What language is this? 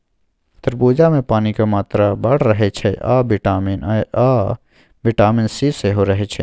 Maithili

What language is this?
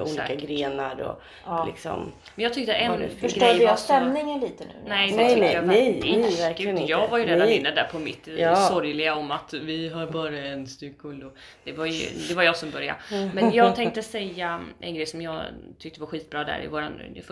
Swedish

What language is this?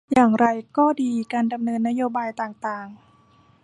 Thai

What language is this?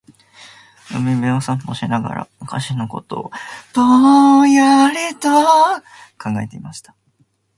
Japanese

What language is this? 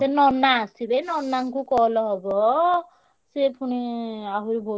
Odia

